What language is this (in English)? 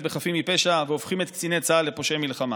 Hebrew